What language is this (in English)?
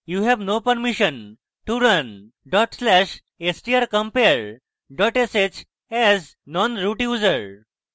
Bangla